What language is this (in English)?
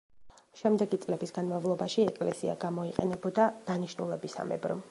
Georgian